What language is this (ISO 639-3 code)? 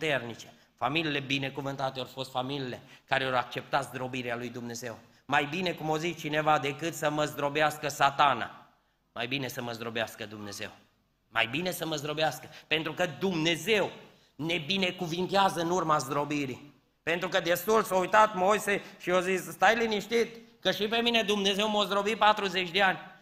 ron